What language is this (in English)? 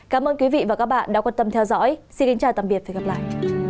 Vietnamese